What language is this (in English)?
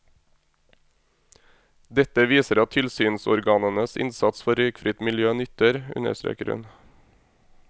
Norwegian